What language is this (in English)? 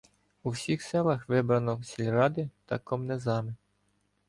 Ukrainian